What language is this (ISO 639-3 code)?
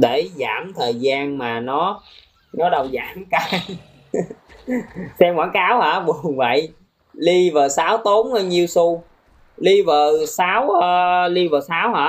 vie